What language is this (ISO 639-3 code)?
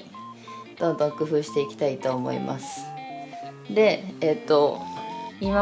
jpn